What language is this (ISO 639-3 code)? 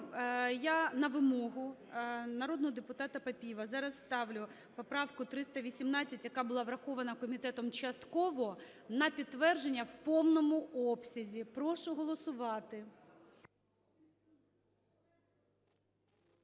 ukr